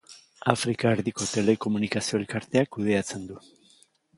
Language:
Basque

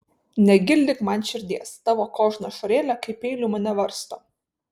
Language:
Lithuanian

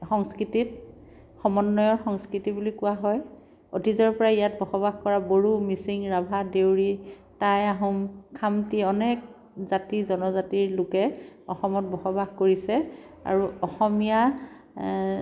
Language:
Assamese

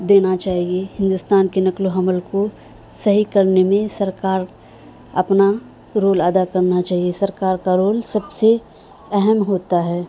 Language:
Urdu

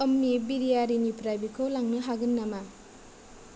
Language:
Bodo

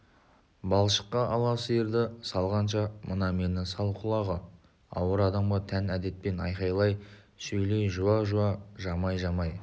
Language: Kazakh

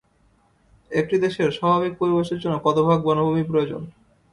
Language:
Bangla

